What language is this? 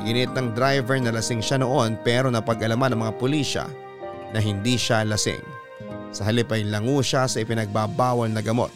Filipino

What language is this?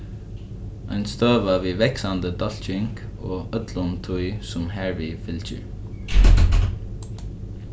Faroese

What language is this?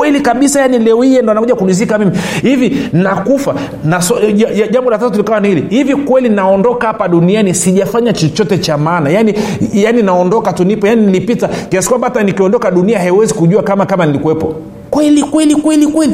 Swahili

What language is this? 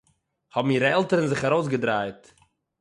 Yiddish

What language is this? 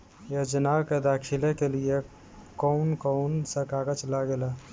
Bhojpuri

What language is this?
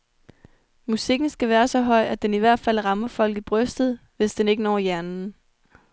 Danish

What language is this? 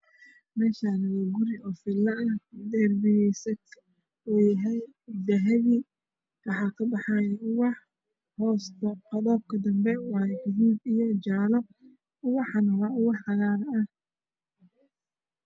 Somali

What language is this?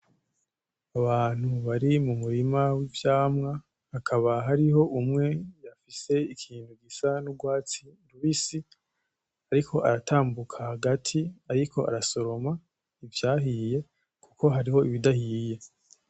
Rundi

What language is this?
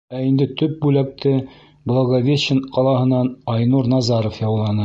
Bashkir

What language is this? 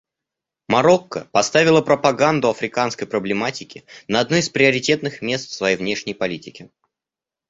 Russian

